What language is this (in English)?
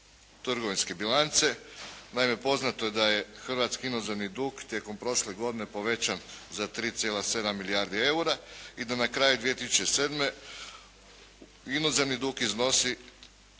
Croatian